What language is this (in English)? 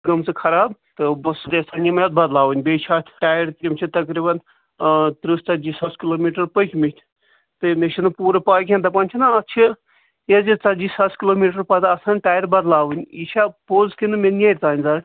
Kashmiri